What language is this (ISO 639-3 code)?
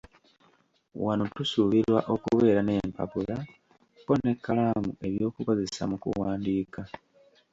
lug